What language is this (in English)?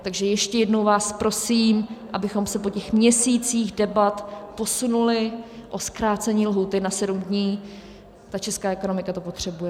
Czech